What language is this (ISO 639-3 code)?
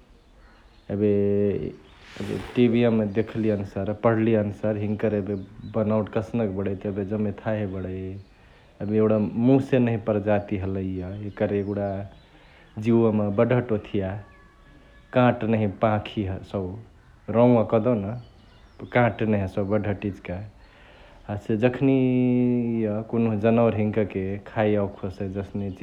the